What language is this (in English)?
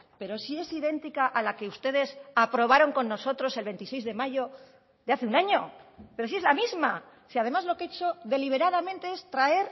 Spanish